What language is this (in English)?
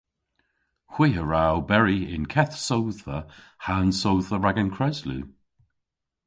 Cornish